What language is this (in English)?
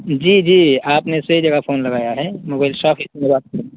Urdu